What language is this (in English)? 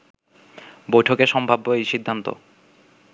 Bangla